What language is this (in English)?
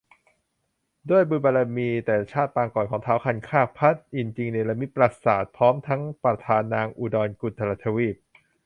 Thai